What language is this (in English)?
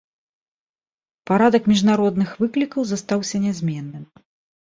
Belarusian